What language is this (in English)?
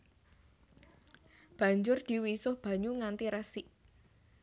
Javanese